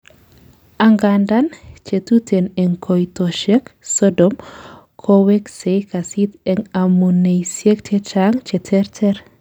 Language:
Kalenjin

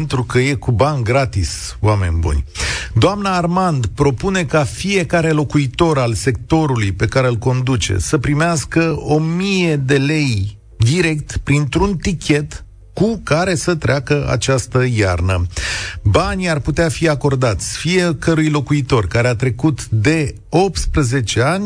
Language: Romanian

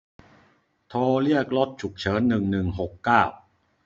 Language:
Thai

